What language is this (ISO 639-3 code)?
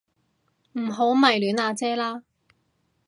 yue